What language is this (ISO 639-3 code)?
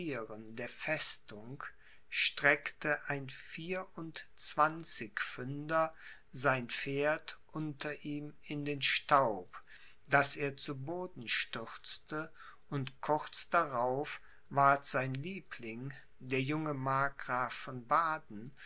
deu